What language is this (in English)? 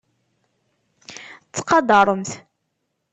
Kabyle